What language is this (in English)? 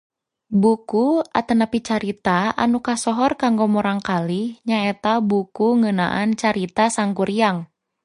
Sundanese